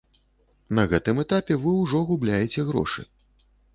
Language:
Belarusian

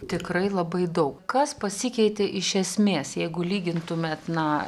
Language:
Lithuanian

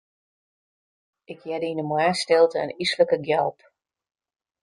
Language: Western Frisian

